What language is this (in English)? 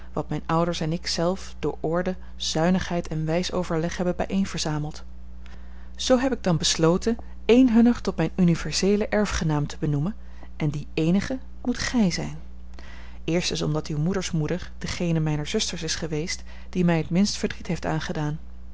Dutch